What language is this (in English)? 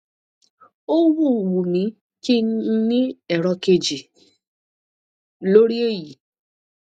Yoruba